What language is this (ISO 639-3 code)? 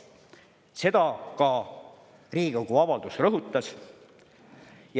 est